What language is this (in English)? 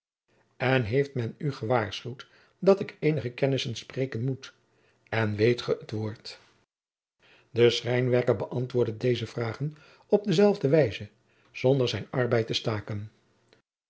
Dutch